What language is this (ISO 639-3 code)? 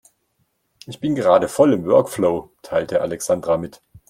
deu